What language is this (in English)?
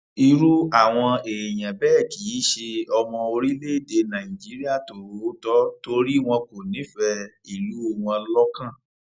Yoruba